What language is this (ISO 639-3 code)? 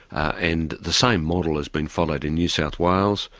eng